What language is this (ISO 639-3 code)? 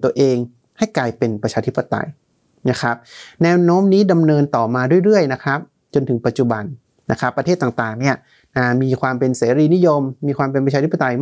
tha